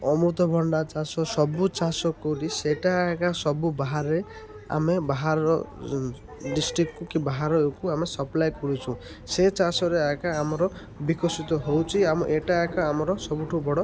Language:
Odia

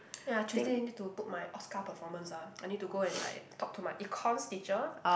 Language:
English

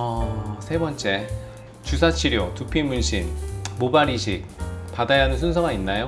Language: Korean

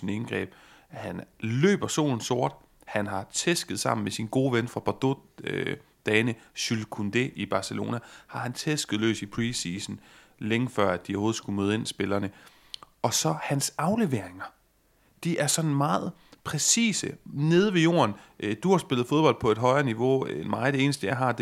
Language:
Danish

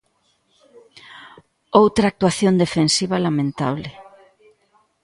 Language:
Galician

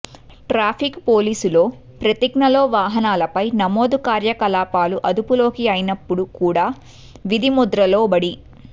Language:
Telugu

